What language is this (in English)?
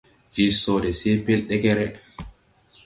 Tupuri